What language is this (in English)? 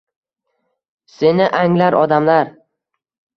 Uzbek